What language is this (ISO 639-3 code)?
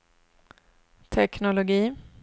swe